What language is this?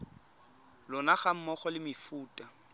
Tswana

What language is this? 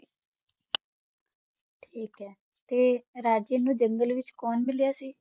Punjabi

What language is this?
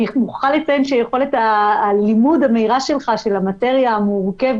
Hebrew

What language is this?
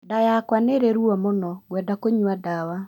Kikuyu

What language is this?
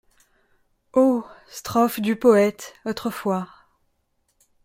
French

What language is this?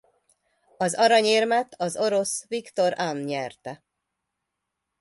Hungarian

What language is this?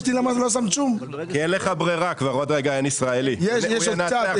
Hebrew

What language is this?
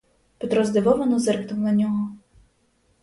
Ukrainian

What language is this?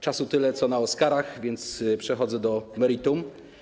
Polish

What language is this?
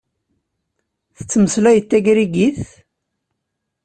Kabyle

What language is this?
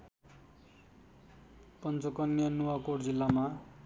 Nepali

